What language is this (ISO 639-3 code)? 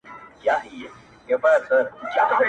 pus